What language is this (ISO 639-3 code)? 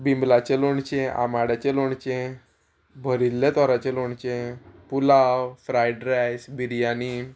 kok